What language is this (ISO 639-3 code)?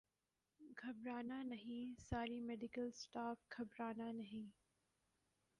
urd